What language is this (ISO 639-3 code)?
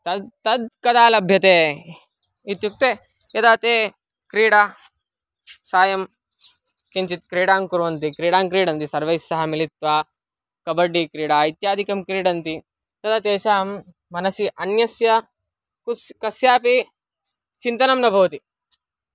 san